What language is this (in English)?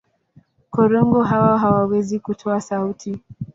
Swahili